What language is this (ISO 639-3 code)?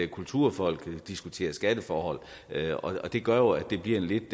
dan